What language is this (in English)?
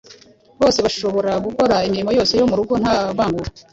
Kinyarwanda